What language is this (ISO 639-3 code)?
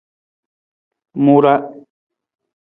nmz